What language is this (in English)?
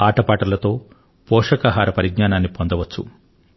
Telugu